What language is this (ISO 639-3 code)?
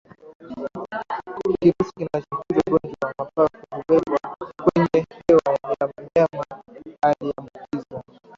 swa